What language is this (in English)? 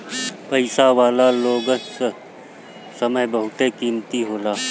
Bhojpuri